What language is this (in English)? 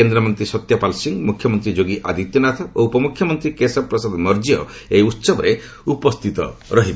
Odia